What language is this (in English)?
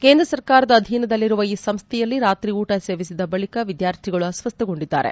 Kannada